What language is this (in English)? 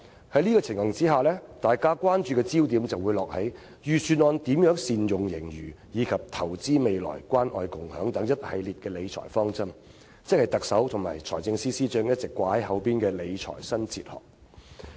Cantonese